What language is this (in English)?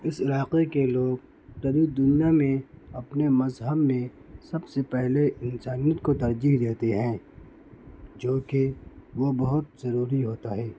Urdu